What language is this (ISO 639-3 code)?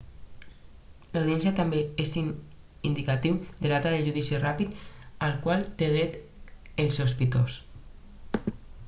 cat